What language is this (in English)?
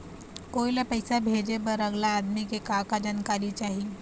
Chhattisgarhi